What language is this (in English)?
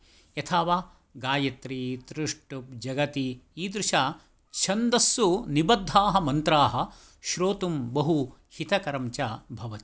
Sanskrit